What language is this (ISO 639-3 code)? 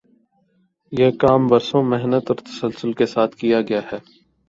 urd